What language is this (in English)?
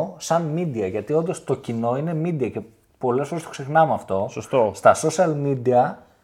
Greek